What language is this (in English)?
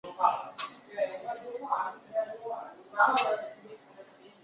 Chinese